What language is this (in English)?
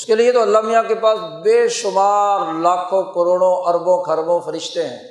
Urdu